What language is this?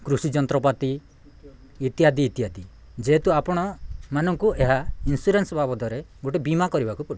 Odia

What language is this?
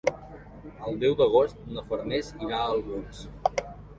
Catalan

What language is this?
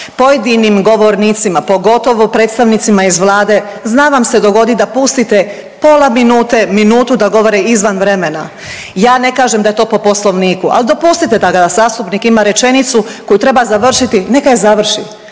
Croatian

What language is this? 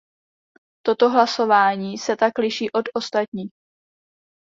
Czech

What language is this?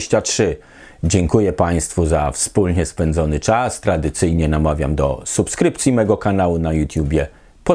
Polish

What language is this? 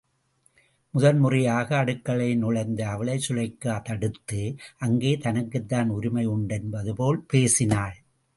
Tamil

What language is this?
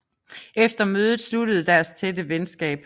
Danish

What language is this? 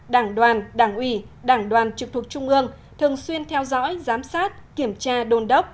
Vietnamese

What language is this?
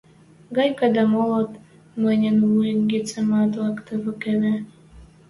Western Mari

